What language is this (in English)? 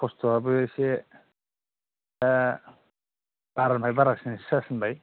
Bodo